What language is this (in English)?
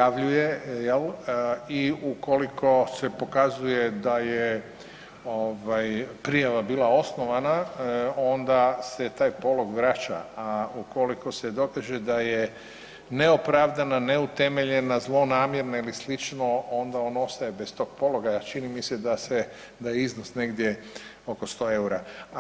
Croatian